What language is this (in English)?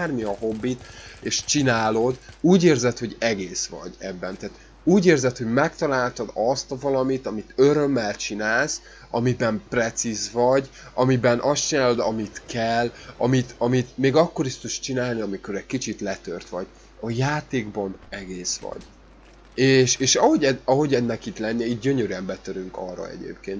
Hungarian